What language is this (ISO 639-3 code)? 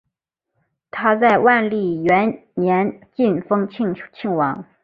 zho